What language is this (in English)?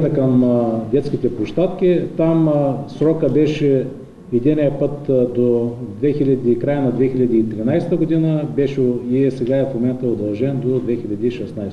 Bulgarian